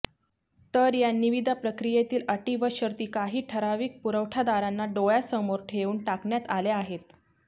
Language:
Marathi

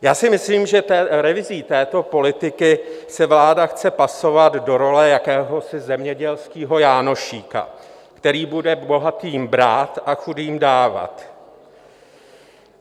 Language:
Czech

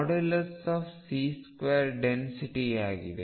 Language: Kannada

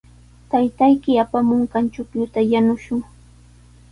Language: Sihuas Ancash Quechua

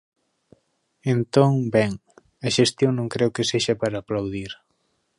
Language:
Galician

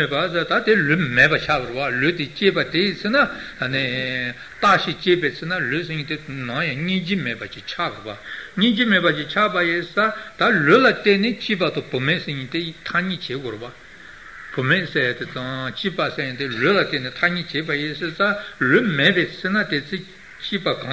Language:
Italian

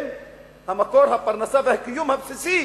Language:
Hebrew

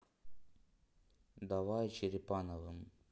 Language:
Russian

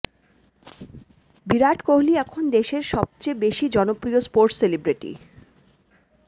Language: Bangla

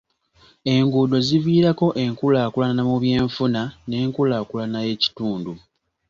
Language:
Ganda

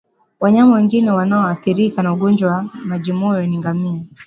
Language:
Swahili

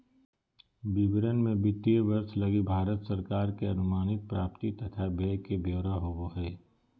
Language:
Magahi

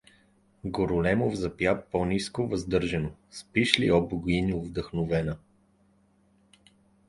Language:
Bulgarian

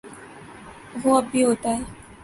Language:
Urdu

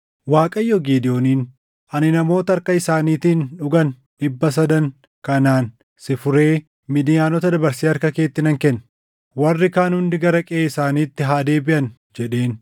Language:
Oromo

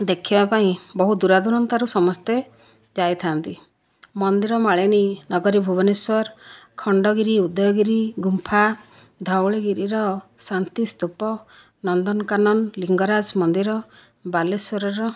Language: Odia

